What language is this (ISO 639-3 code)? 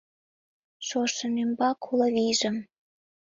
chm